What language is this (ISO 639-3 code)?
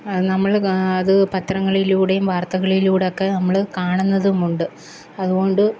mal